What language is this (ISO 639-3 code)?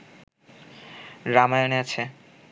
ben